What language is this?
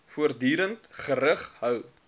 Afrikaans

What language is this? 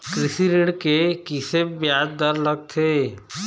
Chhattisgarhi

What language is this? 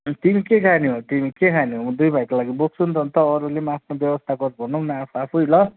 Nepali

